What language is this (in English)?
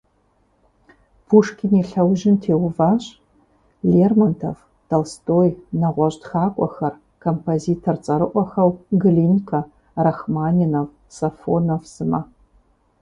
Kabardian